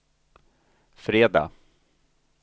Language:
Swedish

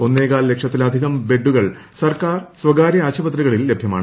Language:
Malayalam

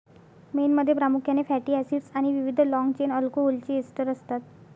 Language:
Marathi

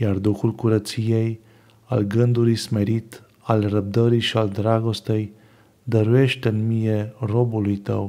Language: Romanian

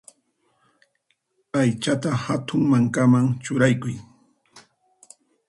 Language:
Puno Quechua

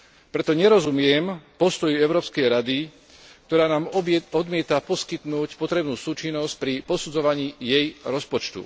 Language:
Slovak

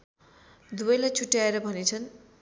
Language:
Nepali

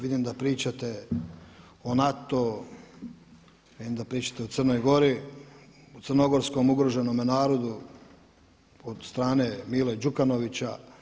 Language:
Croatian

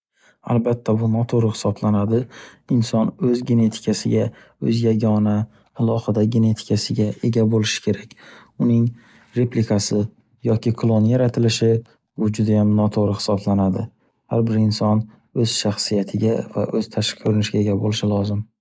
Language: Uzbek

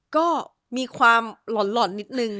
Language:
Thai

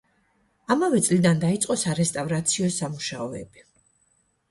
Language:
Georgian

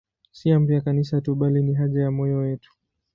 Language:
Swahili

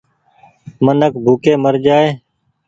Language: Goaria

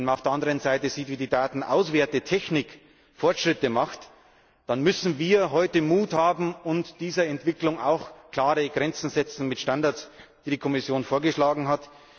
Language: German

